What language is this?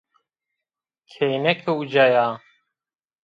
Zaza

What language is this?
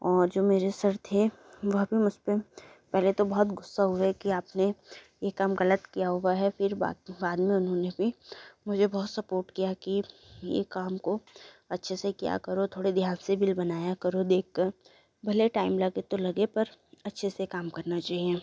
Hindi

